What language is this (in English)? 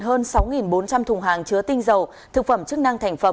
Vietnamese